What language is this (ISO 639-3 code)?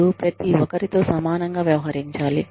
tel